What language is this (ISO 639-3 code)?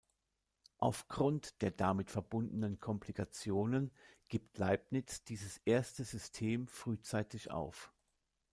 deu